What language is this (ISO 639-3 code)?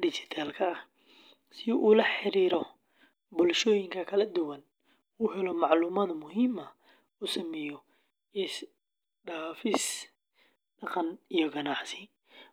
som